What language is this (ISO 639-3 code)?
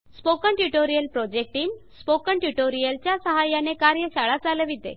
mar